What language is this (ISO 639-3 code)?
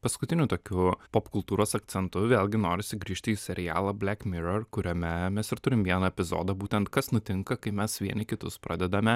lit